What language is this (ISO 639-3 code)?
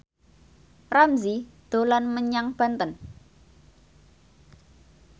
jav